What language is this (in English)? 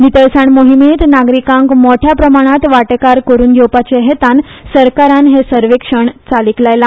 Konkani